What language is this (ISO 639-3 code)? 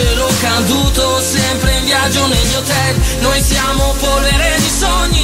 ita